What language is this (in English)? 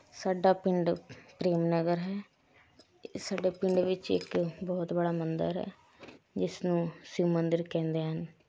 Punjabi